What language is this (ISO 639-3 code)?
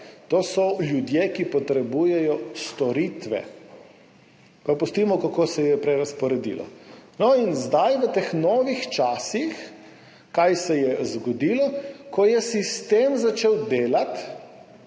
slv